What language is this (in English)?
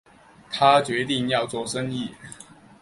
Chinese